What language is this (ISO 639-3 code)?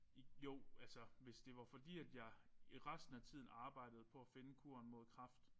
dan